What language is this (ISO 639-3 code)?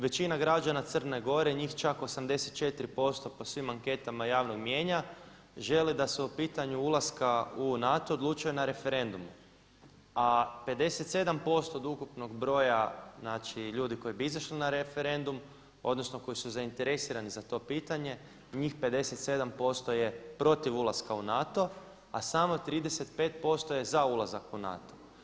hrv